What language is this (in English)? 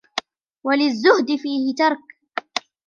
Arabic